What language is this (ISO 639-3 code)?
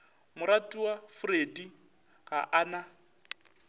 nso